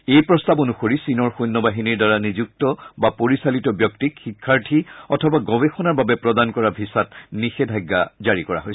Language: Assamese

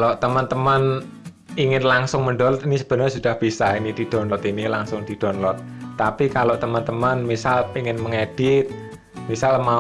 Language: Indonesian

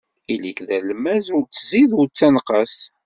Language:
Kabyle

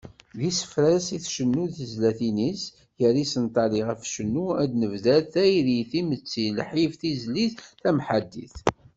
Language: Kabyle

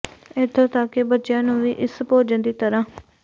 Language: Punjabi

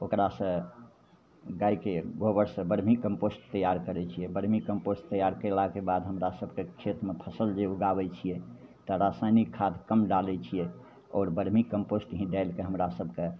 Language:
Maithili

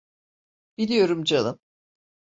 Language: Turkish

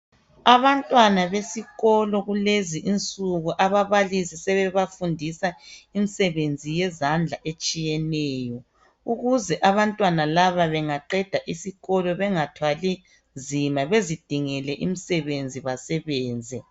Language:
North Ndebele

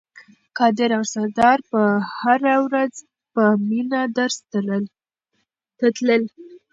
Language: Pashto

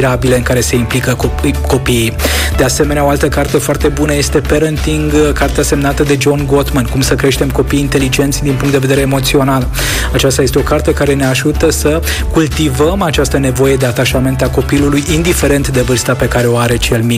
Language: Romanian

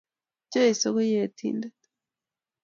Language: Kalenjin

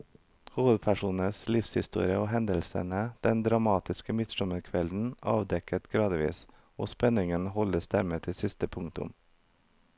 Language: Norwegian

